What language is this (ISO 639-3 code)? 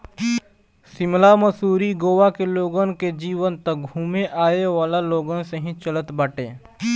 bho